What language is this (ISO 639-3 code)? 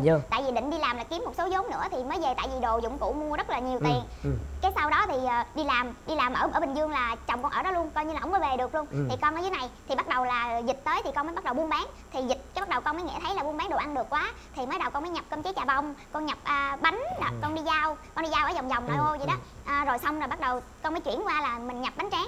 vie